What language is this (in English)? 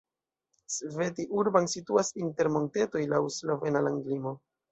Esperanto